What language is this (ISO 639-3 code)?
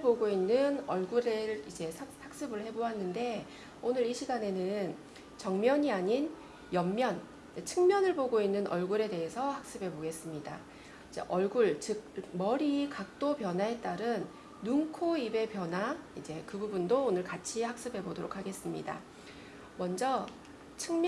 kor